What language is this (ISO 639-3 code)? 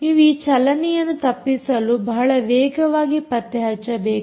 kan